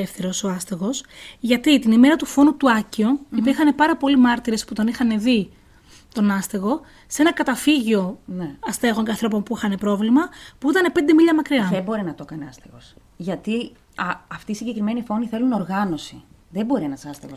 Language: Greek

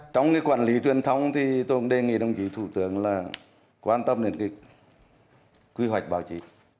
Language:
Vietnamese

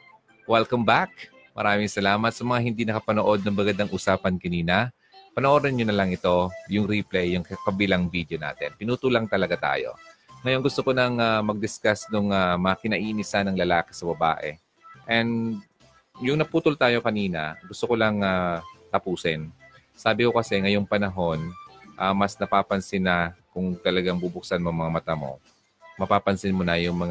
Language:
Filipino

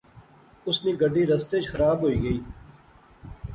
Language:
Pahari-Potwari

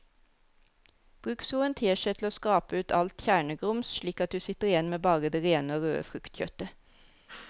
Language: Norwegian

